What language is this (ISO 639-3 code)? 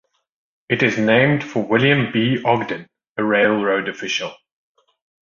eng